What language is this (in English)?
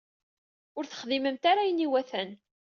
Kabyle